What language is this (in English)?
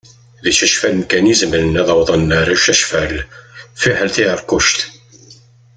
Kabyle